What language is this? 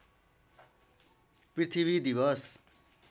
Nepali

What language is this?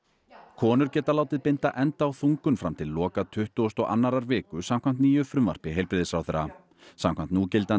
Icelandic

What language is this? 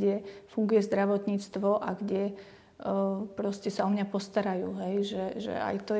Slovak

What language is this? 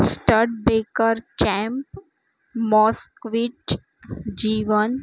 Gujarati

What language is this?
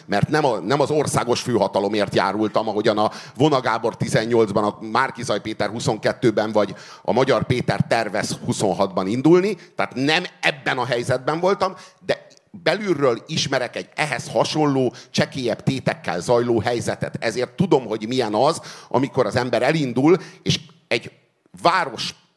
Hungarian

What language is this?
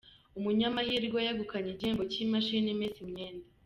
Kinyarwanda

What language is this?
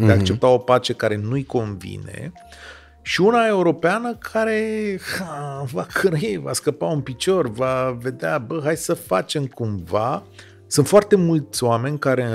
Romanian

